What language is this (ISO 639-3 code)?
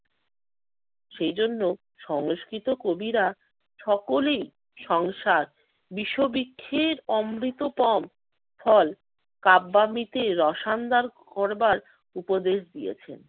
ben